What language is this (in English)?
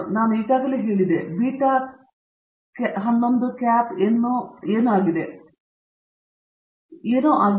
Kannada